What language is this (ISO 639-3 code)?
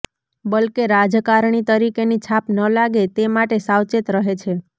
guj